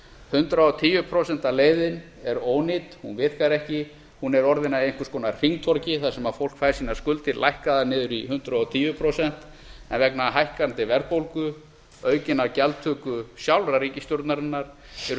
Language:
Icelandic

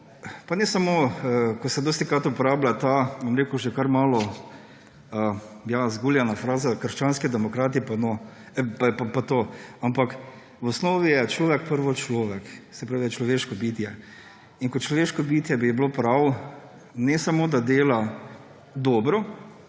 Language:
Slovenian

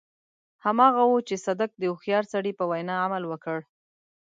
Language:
Pashto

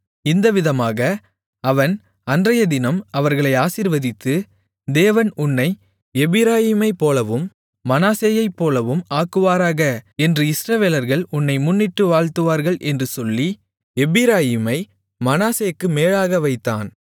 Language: Tamil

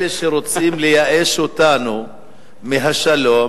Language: Hebrew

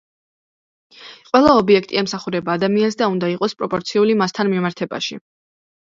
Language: Georgian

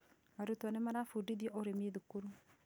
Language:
Kikuyu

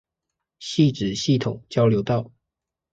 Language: Chinese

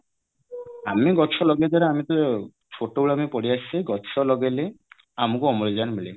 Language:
Odia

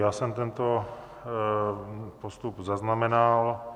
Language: Czech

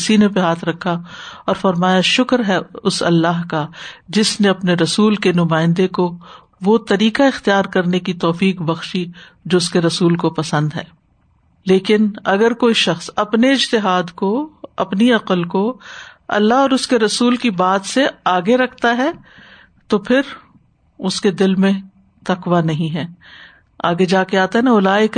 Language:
Urdu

